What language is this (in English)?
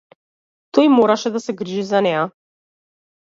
Macedonian